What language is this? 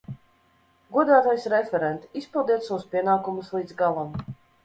Latvian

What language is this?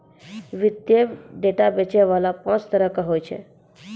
Maithili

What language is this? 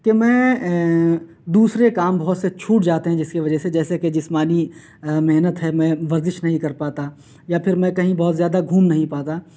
Urdu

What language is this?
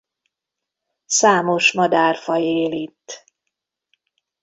Hungarian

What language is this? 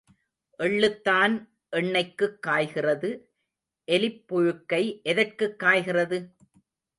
Tamil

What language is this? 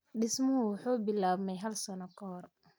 Somali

